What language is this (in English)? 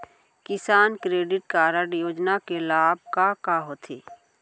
Chhattisgarhi